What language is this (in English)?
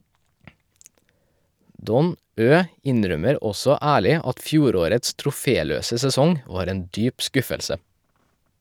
Norwegian